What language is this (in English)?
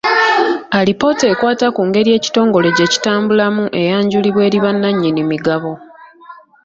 Ganda